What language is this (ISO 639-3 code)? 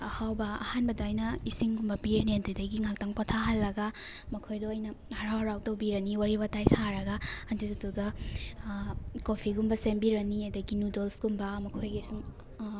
mni